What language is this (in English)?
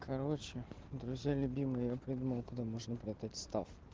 Russian